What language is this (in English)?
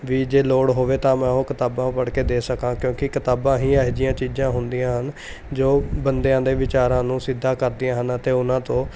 Punjabi